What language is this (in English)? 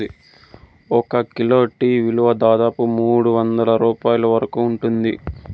Telugu